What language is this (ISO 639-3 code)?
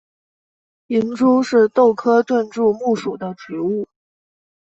zho